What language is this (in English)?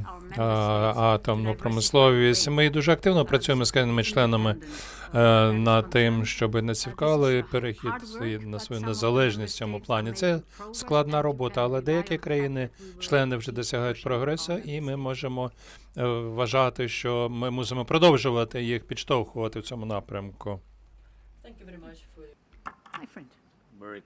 Ukrainian